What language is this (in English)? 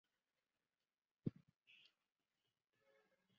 Chinese